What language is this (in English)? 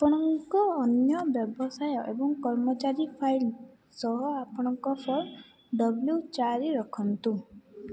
Odia